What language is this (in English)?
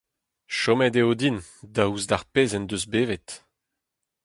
Breton